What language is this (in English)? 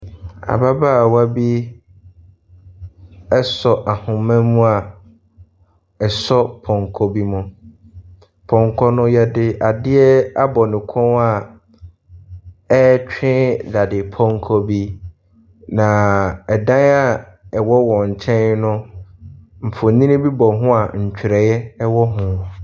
Akan